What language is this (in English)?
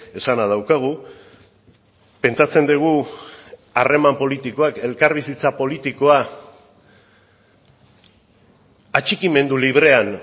Basque